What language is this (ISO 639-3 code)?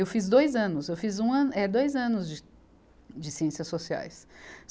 por